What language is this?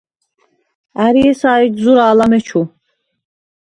Svan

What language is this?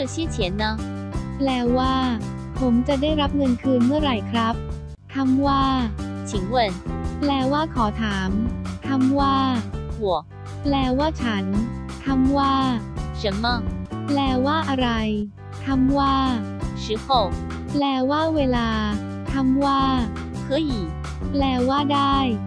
Thai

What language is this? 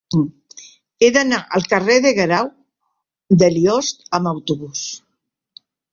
Catalan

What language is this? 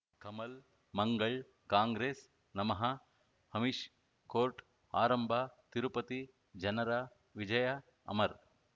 Kannada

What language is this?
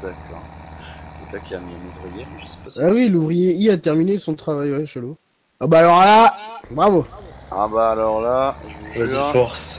French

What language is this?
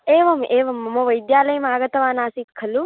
Sanskrit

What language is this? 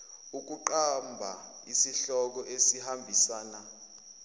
Zulu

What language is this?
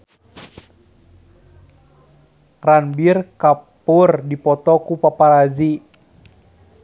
Sundanese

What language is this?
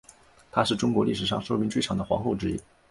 Chinese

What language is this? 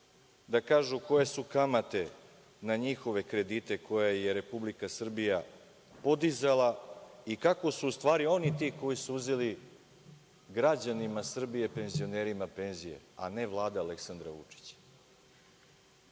Serbian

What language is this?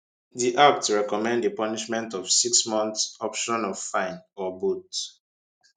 Nigerian Pidgin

